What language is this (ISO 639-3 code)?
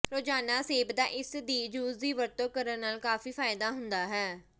pan